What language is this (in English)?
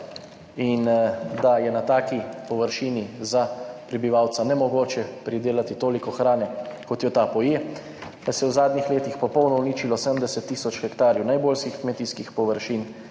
Slovenian